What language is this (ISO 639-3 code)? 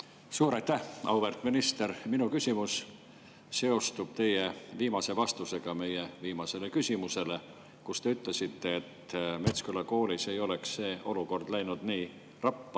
est